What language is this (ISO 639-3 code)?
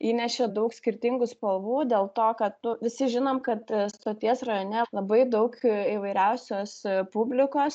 lit